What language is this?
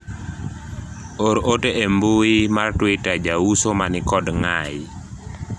Luo (Kenya and Tanzania)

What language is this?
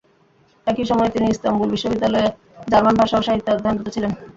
Bangla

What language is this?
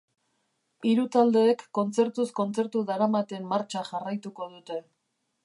Basque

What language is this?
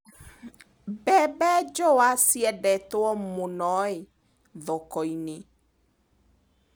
Kikuyu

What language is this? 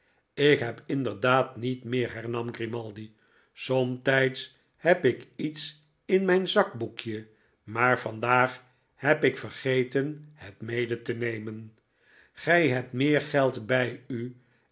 Dutch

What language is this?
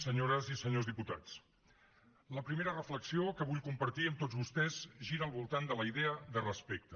Catalan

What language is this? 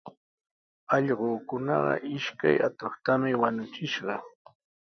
Sihuas Ancash Quechua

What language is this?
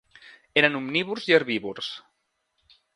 Catalan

